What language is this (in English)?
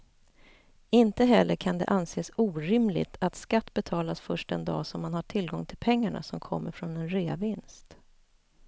Swedish